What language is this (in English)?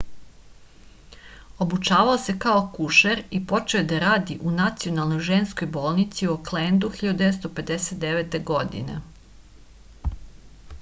Serbian